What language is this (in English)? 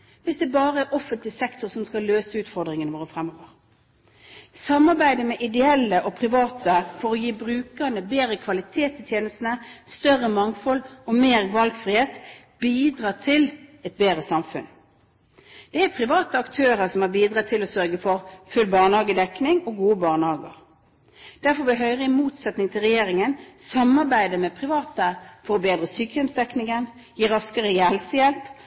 Norwegian Bokmål